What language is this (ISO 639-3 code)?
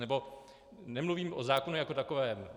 ces